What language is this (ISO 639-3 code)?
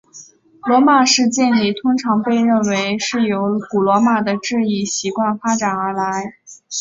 zho